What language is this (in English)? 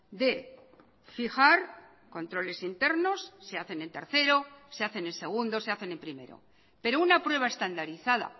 Spanish